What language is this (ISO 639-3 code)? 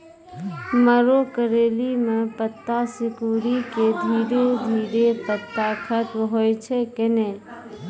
mai